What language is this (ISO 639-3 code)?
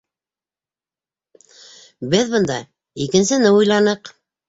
bak